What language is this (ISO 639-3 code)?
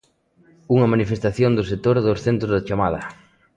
glg